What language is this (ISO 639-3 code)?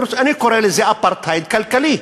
heb